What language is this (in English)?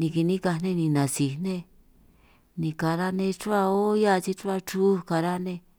San Martín Itunyoso Triqui